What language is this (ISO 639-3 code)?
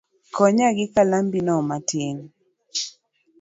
luo